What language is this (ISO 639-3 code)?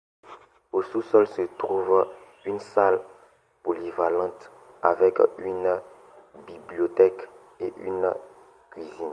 fra